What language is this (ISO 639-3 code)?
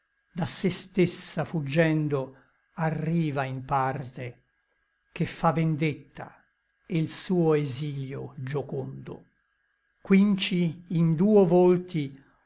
ita